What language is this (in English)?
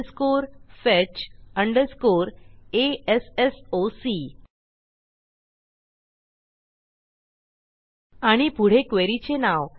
Marathi